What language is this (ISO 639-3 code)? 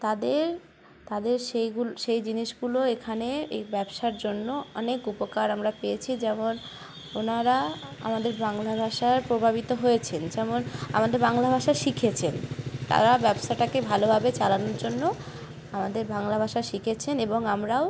ben